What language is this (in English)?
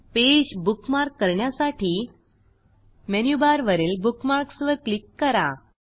Marathi